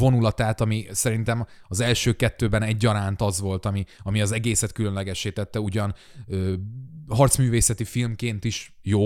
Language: Hungarian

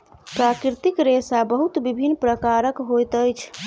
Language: Maithili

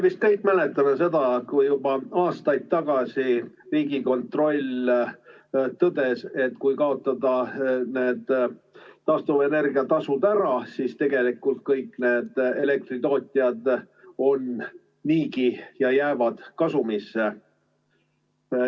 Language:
Estonian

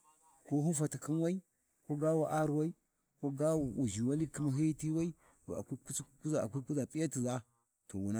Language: Warji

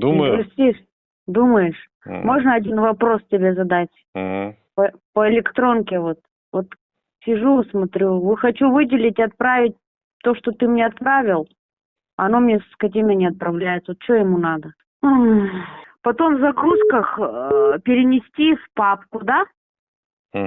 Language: Russian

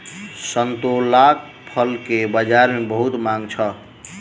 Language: Maithili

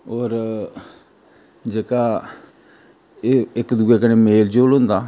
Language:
Dogri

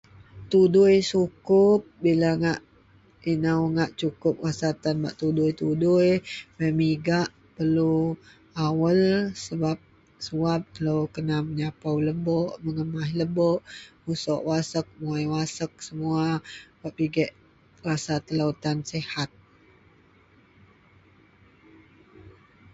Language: Central Melanau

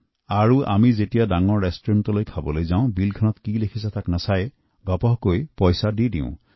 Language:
Assamese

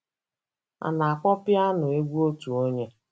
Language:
Igbo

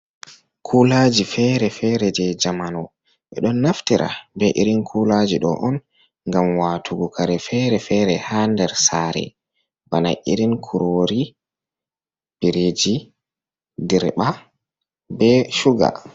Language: Fula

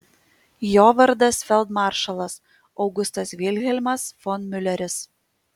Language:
Lithuanian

